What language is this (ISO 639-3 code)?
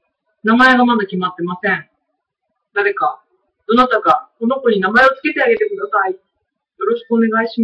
jpn